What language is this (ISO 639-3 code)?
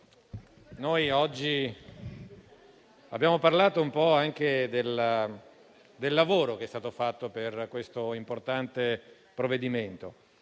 ita